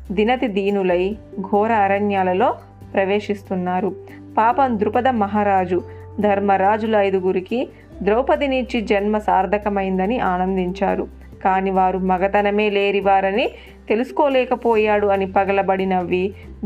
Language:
Telugu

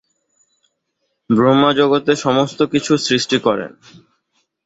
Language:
Bangla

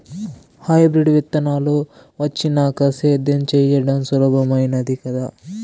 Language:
Telugu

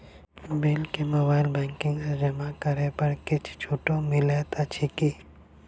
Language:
Maithili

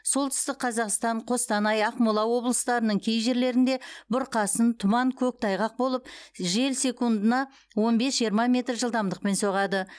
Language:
Kazakh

